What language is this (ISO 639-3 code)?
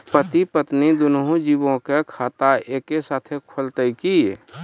mai